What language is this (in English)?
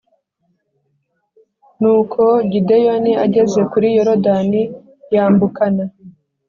Kinyarwanda